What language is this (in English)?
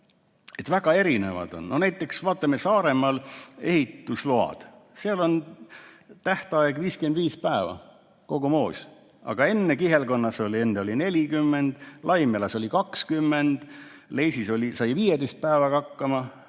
Estonian